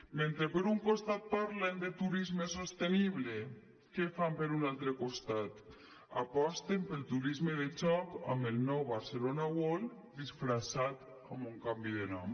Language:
Catalan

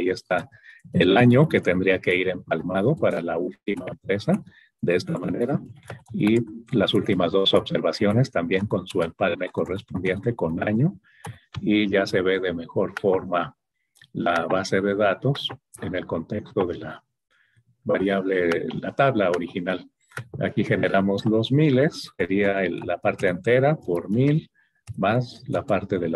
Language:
Spanish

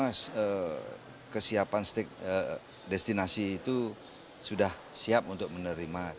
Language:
Indonesian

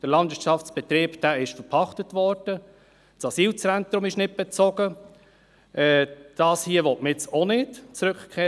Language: Swiss German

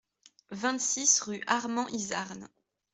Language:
French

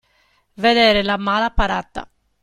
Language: Italian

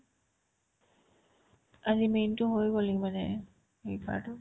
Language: Assamese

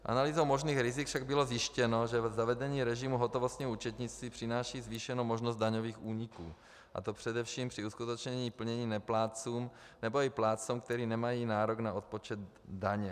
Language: Czech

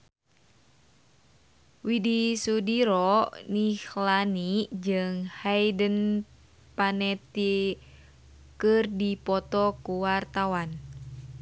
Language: Sundanese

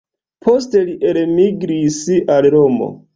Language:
Esperanto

